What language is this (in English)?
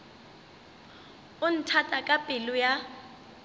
Northern Sotho